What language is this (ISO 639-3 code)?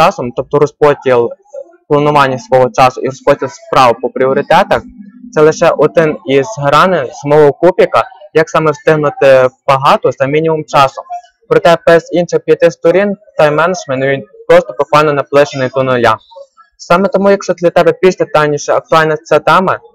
ukr